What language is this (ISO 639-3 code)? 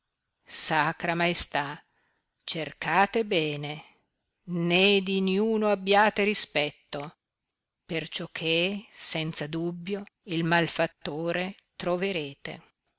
ita